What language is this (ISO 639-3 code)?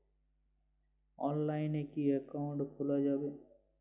ben